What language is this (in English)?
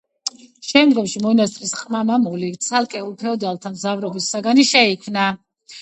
Georgian